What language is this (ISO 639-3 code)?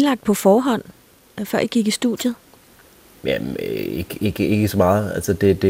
dan